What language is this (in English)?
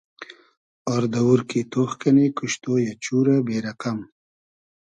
Hazaragi